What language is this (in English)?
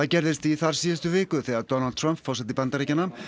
Icelandic